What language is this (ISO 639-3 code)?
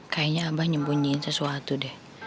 ind